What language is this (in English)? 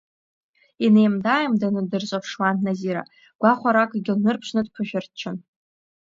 Abkhazian